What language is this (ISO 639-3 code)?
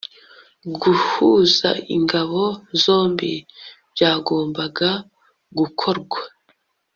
kin